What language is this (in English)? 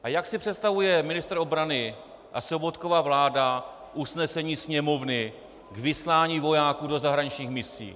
Czech